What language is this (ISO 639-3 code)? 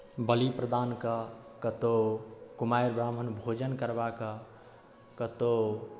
mai